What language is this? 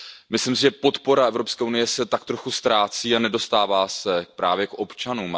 Czech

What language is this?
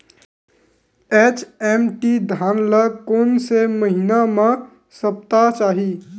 Chhattisgarhi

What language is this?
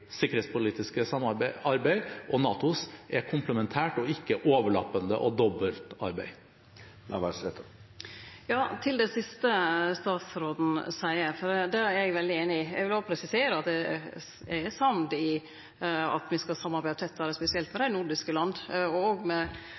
Norwegian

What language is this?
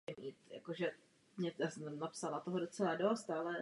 Czech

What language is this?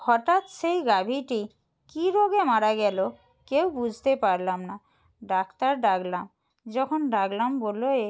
Bangla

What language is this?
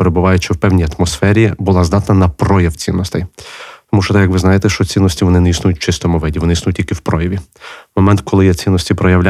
Ukrainian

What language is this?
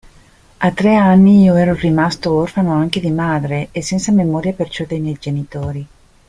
Italian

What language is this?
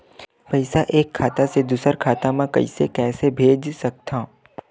Chhattisgarhi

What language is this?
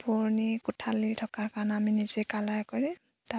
Assamese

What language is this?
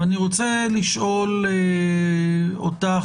Hebrew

